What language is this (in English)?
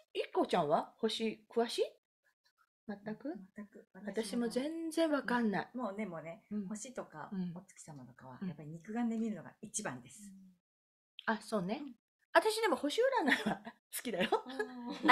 Japanese